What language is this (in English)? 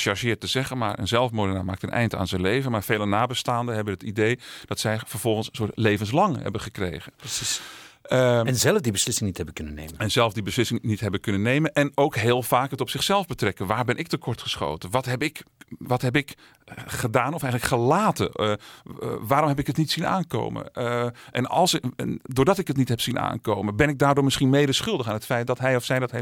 Dutch